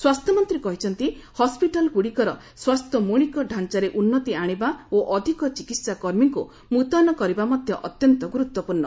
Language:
Odia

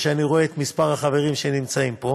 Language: Hebrew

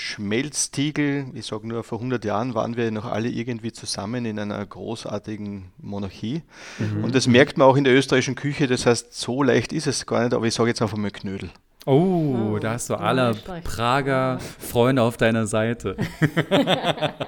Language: German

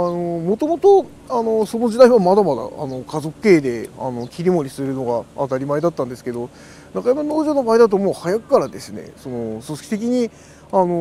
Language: Japanese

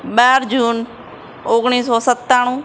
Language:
Gujarati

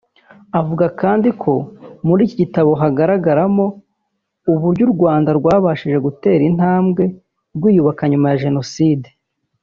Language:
Kinyarwanda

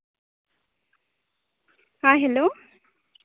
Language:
Santali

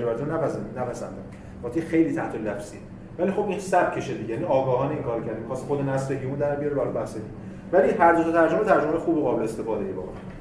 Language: Persian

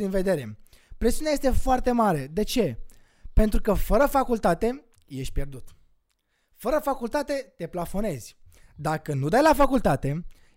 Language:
Romanian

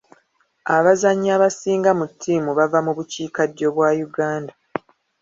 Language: Ganda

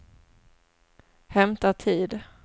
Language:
Swedish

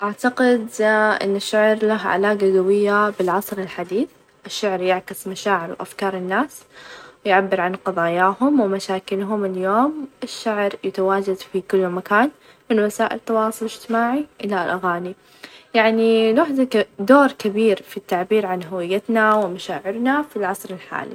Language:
Najdi Arabic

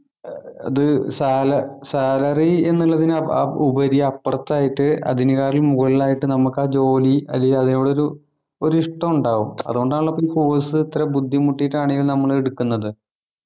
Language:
Malayalam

